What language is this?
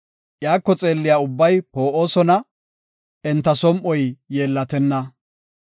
Gofa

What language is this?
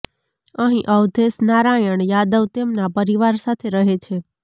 Gujarati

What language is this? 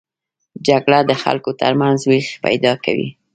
Pashto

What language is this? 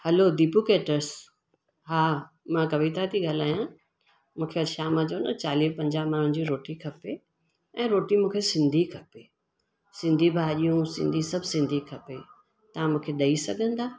Sindhi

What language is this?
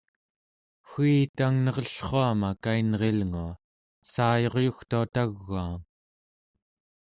Central Yupik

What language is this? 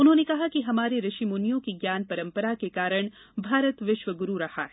Hindi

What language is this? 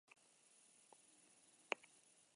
Basque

